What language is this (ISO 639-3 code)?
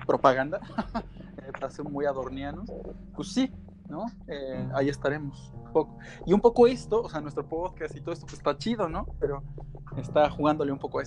spa